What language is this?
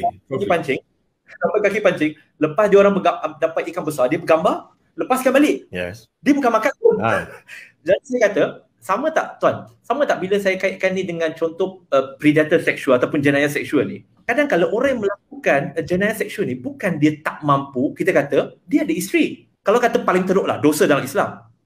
Malay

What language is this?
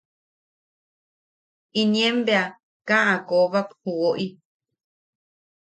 Yaqui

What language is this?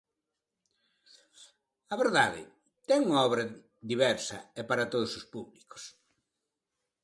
Galician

